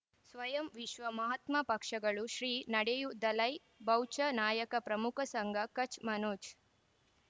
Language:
Kannada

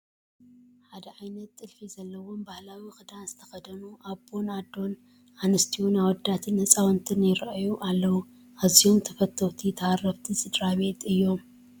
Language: Tigrinya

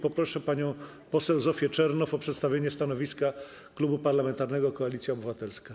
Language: Polish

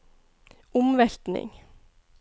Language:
Norwegian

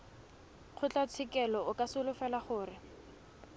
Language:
Tswana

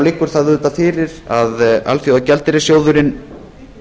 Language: Icelandic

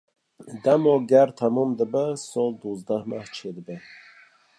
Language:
Kurdish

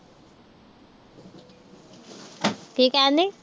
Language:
Punjabi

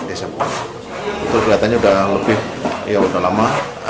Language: Indonesian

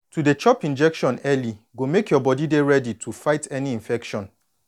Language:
Nigerian Pidgin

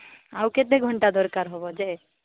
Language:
Odia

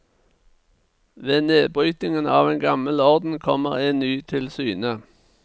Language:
Norwegian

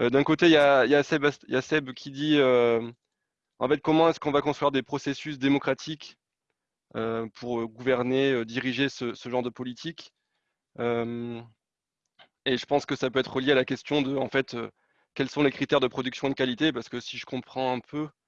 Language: French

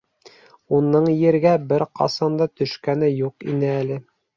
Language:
Bashkir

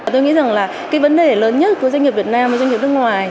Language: Vietnamese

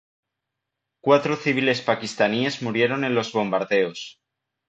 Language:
Spanish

